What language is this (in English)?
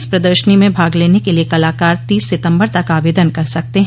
Hindi